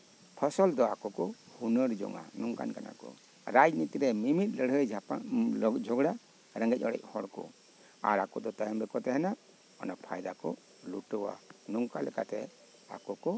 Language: Santali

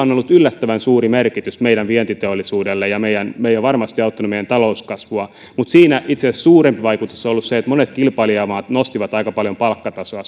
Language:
Finnish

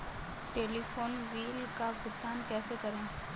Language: Hindi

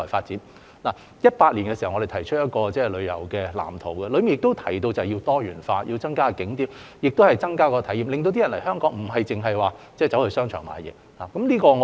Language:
Cantonese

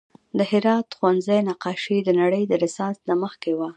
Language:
Pashto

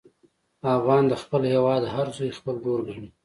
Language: Pashto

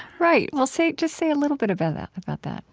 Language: English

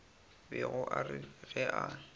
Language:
Northern Sotho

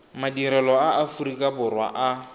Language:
Tswana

